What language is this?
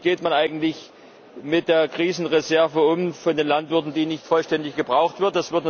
German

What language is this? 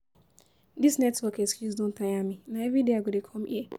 Nigerian Pidgin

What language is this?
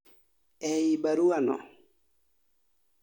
Luo (Kenya and Tanzania)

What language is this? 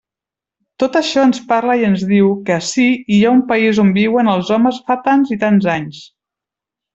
Catalan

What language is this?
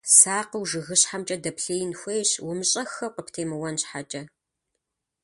Kabardian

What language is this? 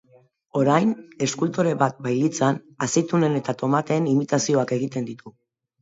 Basque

